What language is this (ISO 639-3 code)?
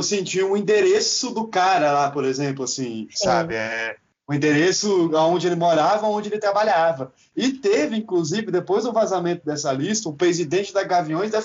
por